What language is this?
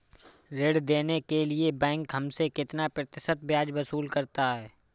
Hindi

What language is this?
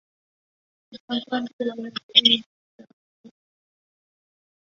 Chinese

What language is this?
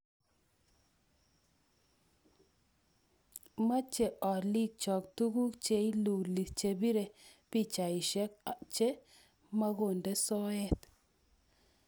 Kalenjin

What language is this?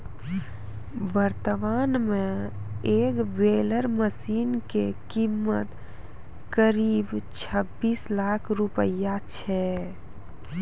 Maithili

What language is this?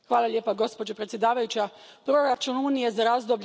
Croatian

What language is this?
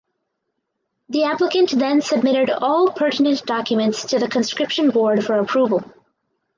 English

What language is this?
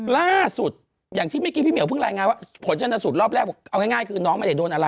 Thai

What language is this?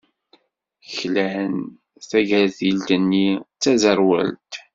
Kabyle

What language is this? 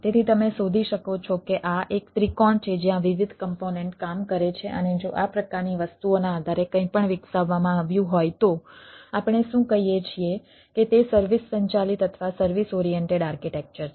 Gujarati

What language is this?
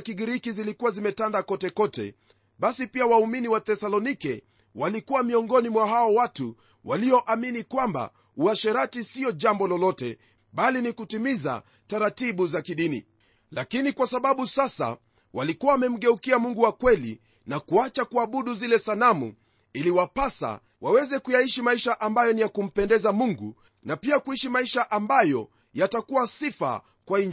Swahili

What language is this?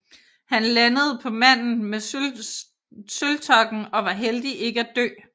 Danish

